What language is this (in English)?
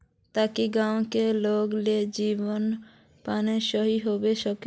Magahi